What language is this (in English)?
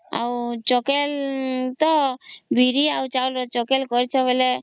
Odia